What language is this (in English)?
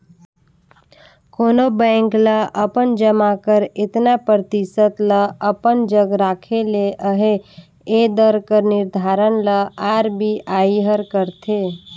Chhattisgarhi